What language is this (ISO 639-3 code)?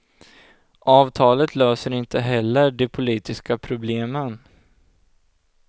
swe